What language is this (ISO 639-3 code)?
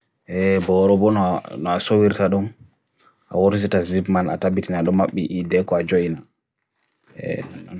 fui